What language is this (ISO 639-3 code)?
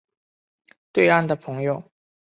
zho